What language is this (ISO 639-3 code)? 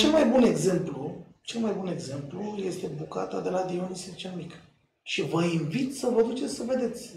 ron